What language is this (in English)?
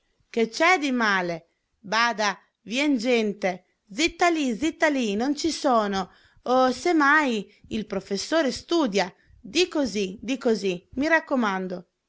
Italian